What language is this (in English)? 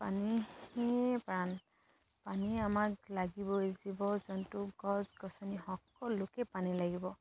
Assamese